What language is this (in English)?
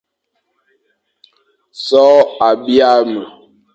Fang